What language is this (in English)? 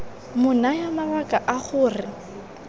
Tswana